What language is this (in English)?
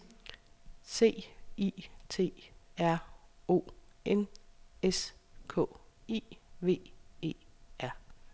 Danish